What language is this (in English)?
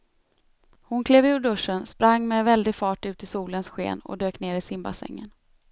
Swedish